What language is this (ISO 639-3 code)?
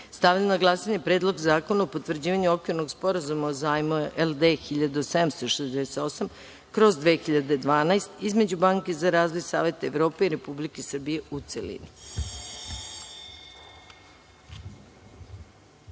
srp